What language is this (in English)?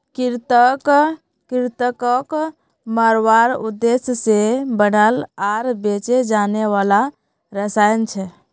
Magahi